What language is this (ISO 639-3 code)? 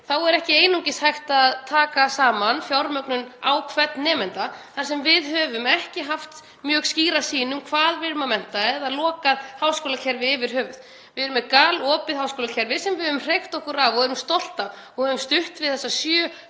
isl